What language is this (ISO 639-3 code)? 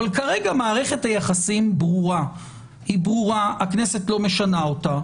heb